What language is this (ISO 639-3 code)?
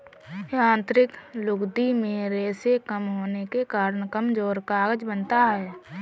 hin